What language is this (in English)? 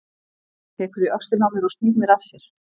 Icelandic